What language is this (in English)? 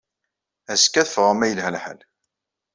Kabyle